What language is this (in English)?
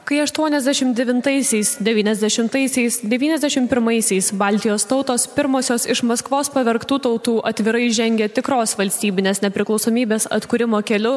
Lithuanian